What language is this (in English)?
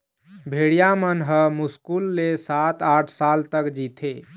Chhattisgarhi